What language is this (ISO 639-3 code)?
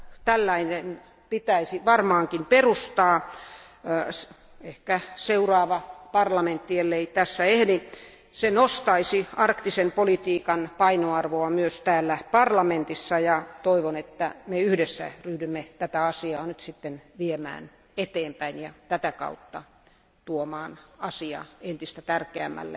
fin